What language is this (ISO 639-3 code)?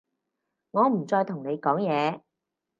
yue